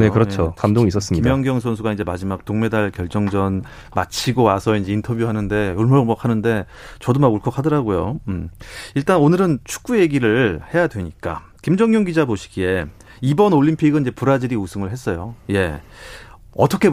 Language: Korean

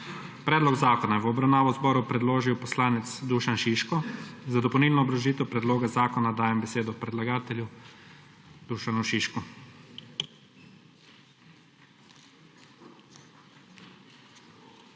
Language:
Slovenian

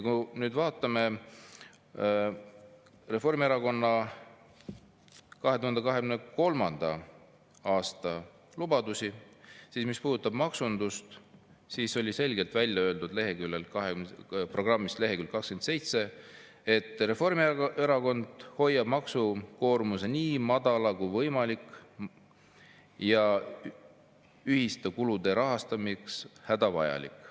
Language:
Estonian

